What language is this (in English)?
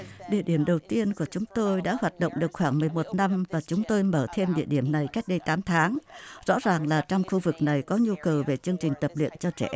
Vietnamese